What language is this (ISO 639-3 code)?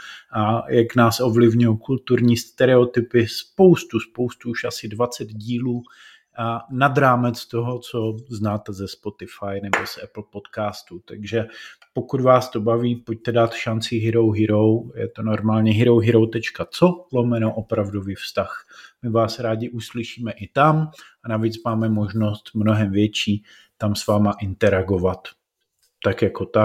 ces